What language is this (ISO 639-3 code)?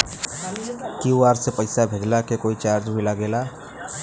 bho